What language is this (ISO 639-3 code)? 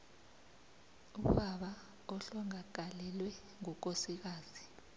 nbl